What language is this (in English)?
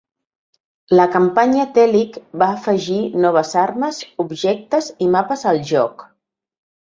Catalan